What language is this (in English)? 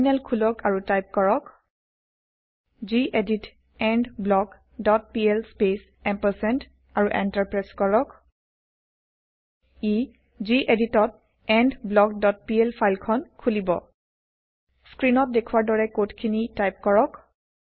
Assamese